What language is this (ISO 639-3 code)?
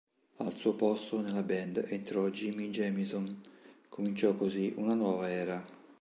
ita